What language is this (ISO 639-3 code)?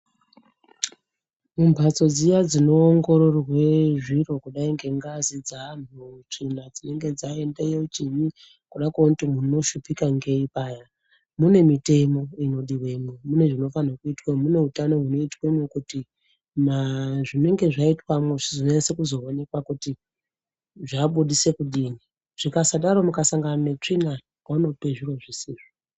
ndc